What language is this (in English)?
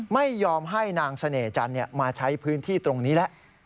Thai